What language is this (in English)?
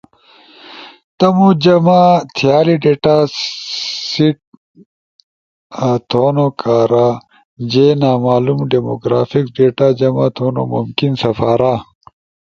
Ushojo